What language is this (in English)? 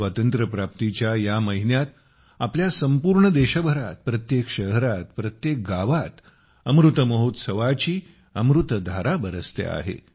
Marathi